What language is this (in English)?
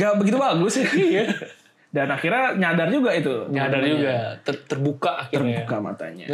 Indonesian